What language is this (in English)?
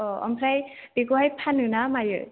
Bodo